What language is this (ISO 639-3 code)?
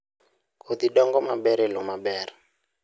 luo